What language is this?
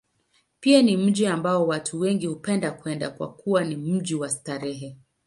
Swahili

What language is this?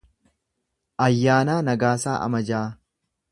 Oromo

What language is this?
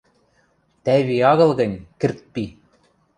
Western Mari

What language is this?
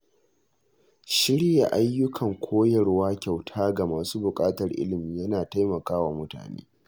Hausa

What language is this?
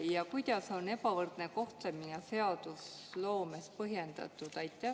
Estonian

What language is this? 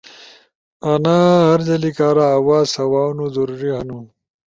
Ushojo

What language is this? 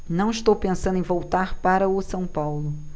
Portuguese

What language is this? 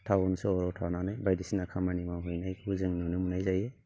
Bodo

